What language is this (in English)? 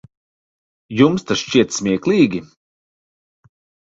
Latvian